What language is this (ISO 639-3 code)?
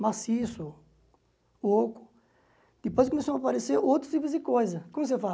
por